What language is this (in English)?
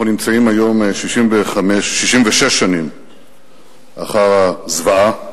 Hebrew